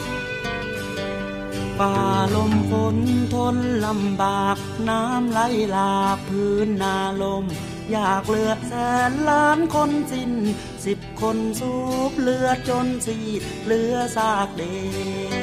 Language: Thai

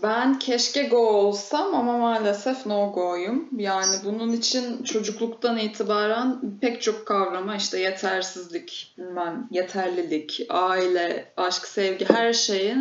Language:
Turkish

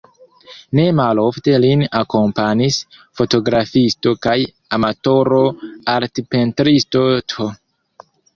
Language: Esperanto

